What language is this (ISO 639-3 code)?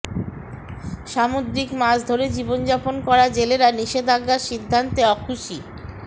ben